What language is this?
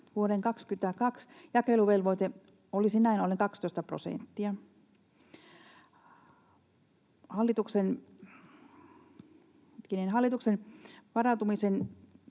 Finnish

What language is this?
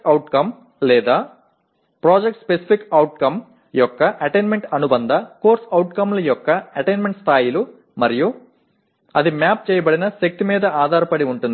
Telugu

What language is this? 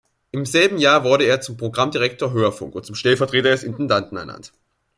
German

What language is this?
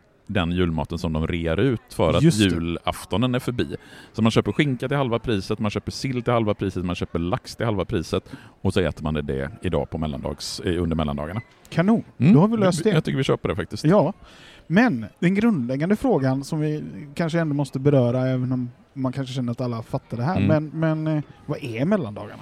Swedish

